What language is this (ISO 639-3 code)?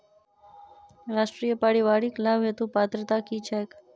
mai